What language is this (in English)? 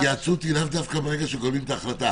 Hebrew